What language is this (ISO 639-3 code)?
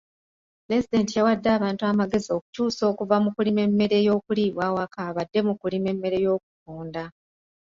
lug